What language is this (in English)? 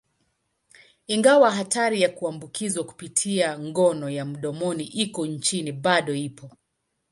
Swahili